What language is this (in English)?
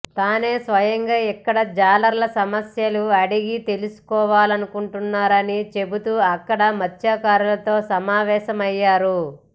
Telugu